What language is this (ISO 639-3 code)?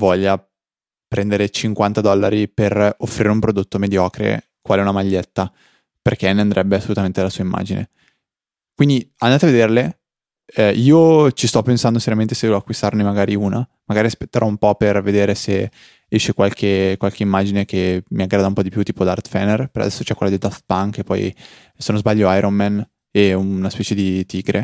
ita